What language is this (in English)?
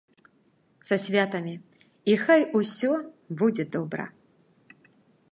Belarusian